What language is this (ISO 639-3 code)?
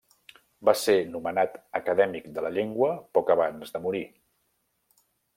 cat